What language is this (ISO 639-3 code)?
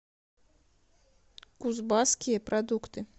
rus